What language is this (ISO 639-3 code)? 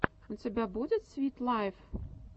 rus